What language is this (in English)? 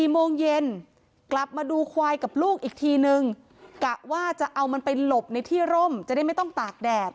Thai